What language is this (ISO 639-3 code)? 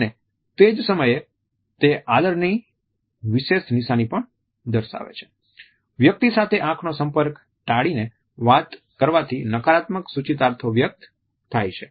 guj